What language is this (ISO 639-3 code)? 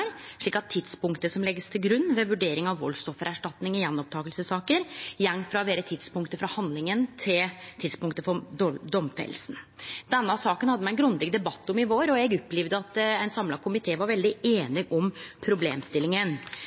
nno